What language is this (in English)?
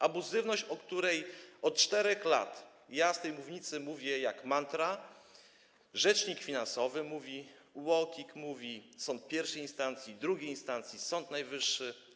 Polish